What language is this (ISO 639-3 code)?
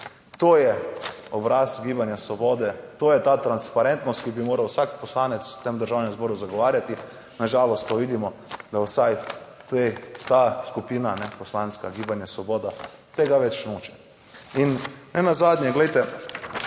slv